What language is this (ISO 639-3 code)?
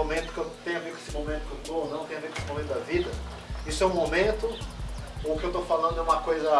por